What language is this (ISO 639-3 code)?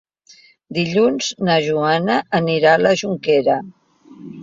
cat